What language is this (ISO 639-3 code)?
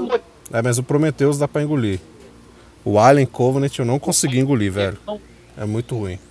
por